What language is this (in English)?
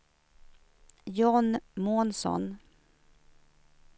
Swedish